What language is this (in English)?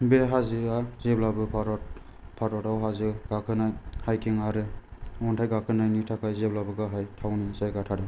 Bodo